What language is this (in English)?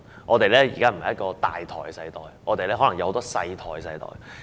Cantonese